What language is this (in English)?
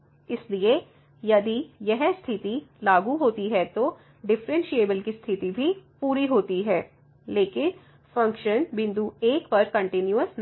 Hindi